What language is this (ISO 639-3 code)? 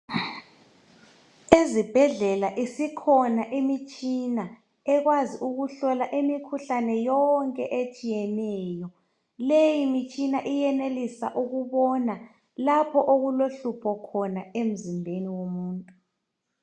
nde